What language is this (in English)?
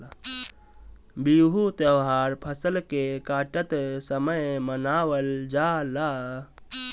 Bhojpuri